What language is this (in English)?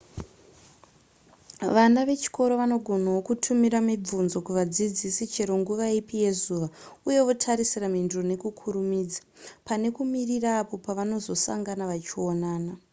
Shona